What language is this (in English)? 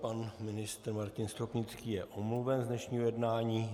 Czech